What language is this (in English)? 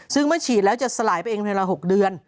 Thai